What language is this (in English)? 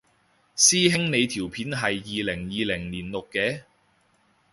Cantonese